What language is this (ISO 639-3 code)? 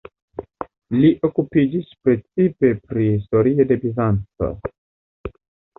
epo